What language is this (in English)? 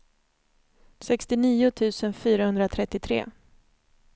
Swedish